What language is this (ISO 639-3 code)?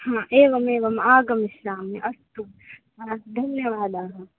san